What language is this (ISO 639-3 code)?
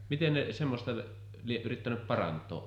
fin